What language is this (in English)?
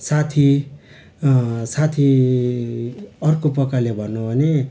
Nepali